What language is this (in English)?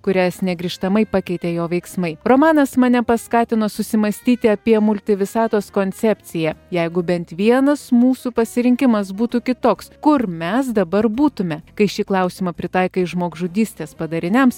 Lithuanian